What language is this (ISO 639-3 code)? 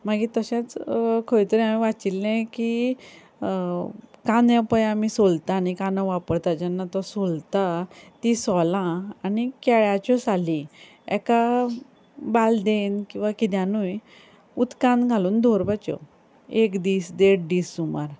kok